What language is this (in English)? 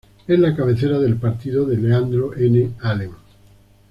Spanish